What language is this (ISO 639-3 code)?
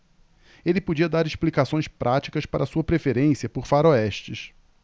por